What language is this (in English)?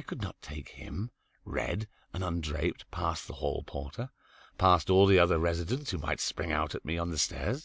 English